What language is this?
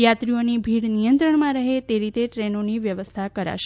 Gujarati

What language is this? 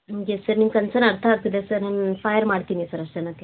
Kannada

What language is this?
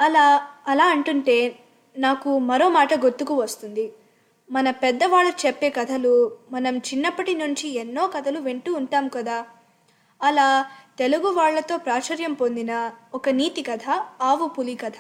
Telugu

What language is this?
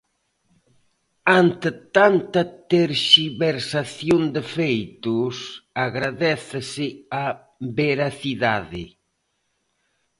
Galician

